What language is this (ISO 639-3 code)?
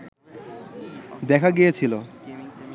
ben